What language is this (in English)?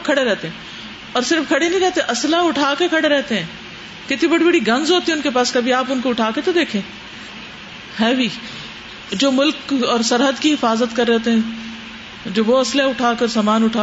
Urdu